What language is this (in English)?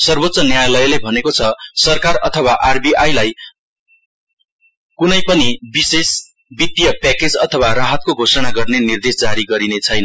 Nepali